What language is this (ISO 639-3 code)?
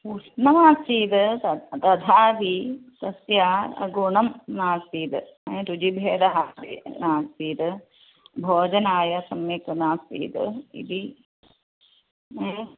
san